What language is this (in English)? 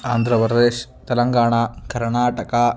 Sanskrit